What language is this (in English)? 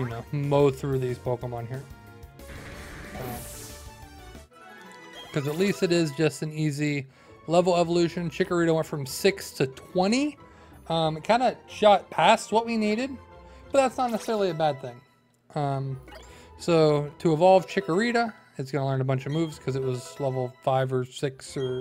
English